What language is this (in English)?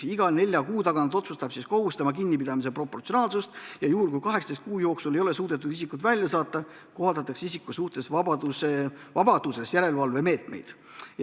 Estonian